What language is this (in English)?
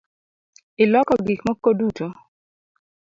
Luo (Kenya and Tanzania)